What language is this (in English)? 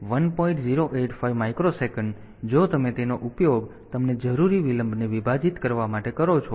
Gujarati